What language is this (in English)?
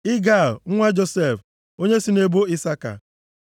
Igbo